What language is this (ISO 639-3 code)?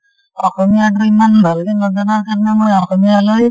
asm